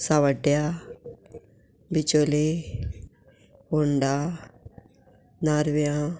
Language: Konkani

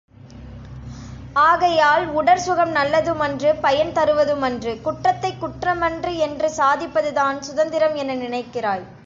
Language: Tamil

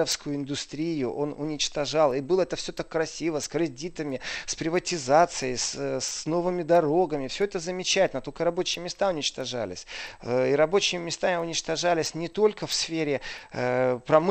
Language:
Russian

